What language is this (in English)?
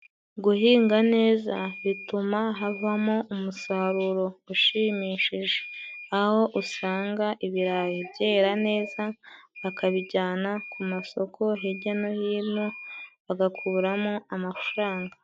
Kinyarwanda